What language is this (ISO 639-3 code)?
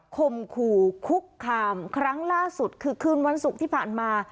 tha